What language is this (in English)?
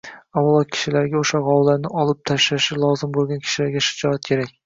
Uzbek